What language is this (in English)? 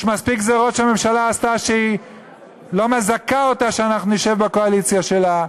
Hebrew